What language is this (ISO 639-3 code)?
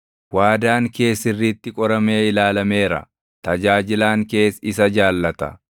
orm